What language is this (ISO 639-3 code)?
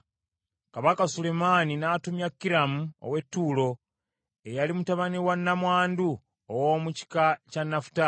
lug